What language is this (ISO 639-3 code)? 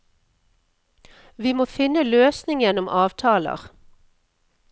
nor